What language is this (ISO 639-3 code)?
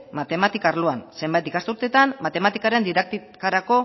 eus